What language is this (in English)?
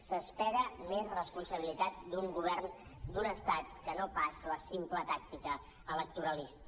Catalan